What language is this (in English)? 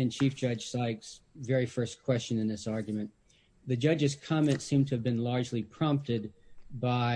English